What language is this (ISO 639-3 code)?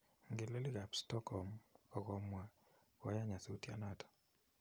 kln